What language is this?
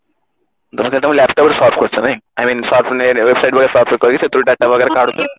Odia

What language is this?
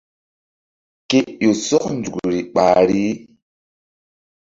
Mbum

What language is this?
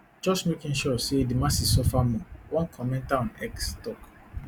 Nigerian Pidgin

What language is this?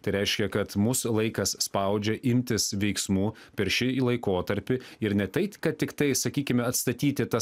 Lithuanian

